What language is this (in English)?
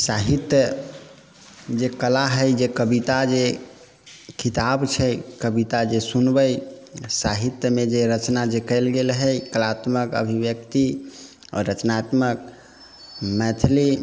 Maithili